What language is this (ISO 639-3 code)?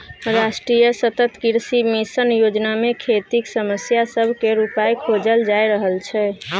mai